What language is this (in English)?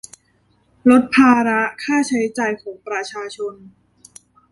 Thai